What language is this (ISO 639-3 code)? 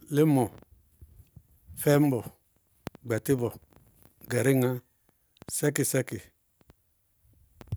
bqg